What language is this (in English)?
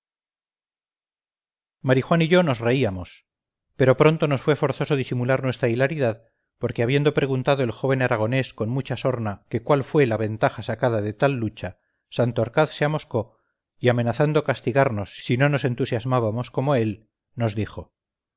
Spanish